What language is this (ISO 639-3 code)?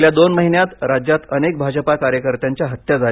mar